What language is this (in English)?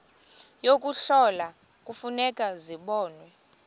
Xhosa